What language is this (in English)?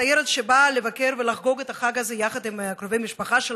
Hebrew